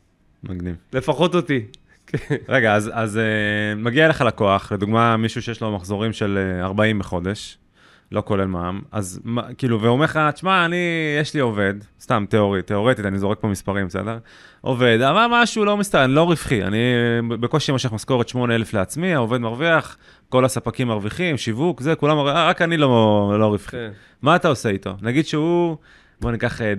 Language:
Hebrew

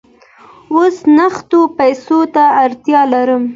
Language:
Pashto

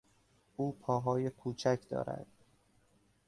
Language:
Persian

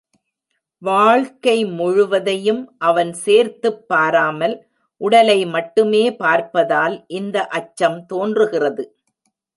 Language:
Tamil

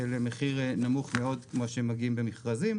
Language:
Hebrew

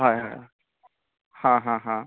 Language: Konkani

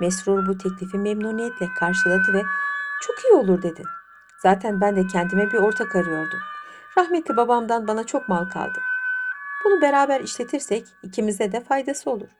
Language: Turkish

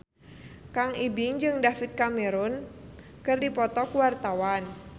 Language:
Sundanese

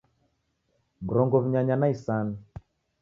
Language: Taita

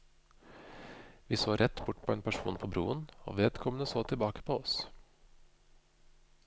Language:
Norwegian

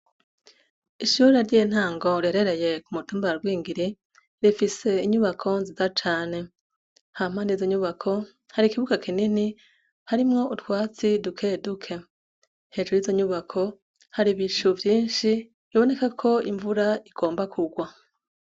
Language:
Rundi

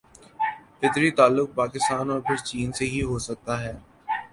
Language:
Urdu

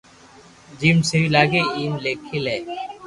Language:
Loarki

